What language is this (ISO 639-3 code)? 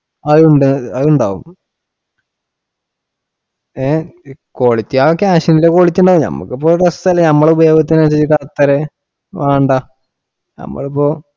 mal